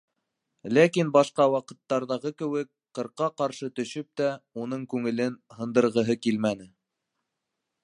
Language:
Bashkir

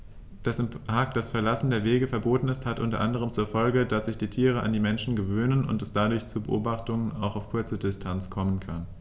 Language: German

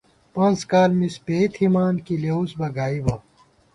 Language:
Gawar-Bati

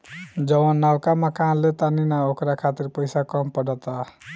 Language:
Bhojpuri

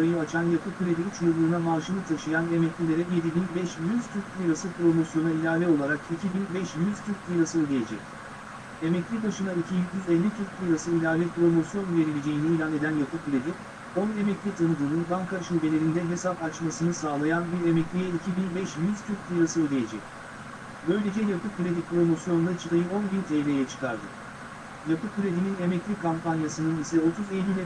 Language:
Turkish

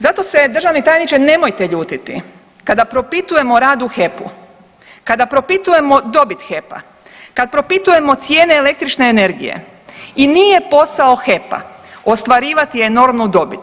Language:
Croatian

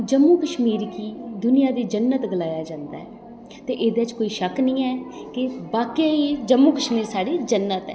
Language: Dogri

